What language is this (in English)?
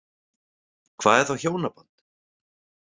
Icelandic